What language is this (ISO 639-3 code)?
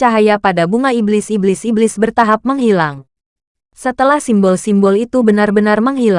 ind